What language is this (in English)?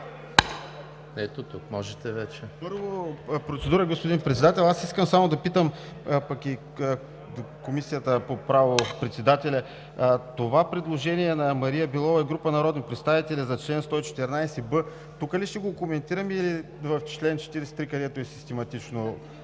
Bulgarian